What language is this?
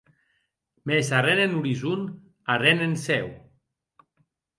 Occitan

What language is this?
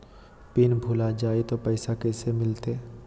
Magahi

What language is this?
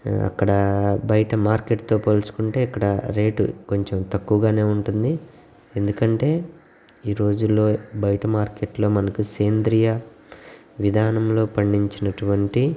Telugu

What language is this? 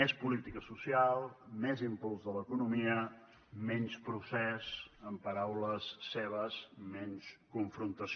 Catalan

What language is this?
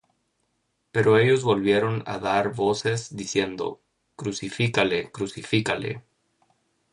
Spanish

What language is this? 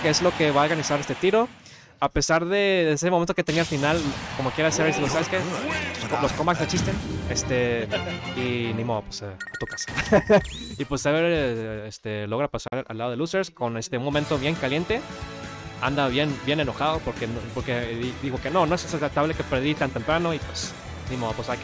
Spanish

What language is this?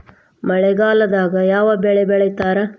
Kannada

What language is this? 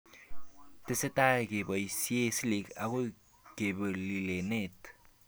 Kalenjin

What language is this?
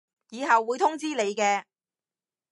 Cantonese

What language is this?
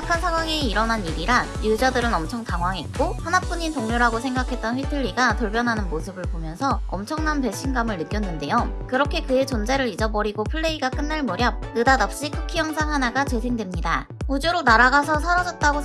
Korean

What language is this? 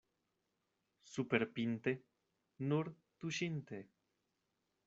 Esperanto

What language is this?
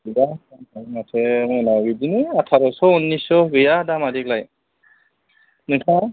Bodo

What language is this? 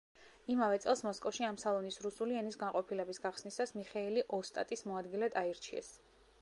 Georgian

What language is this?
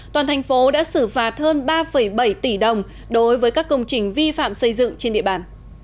Vietnamese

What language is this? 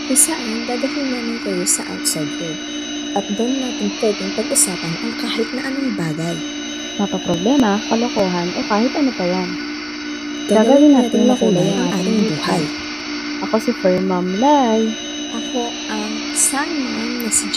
Filipino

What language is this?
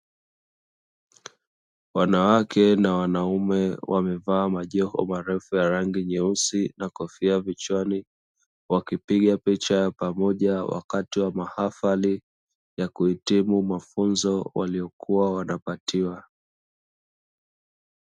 Swahili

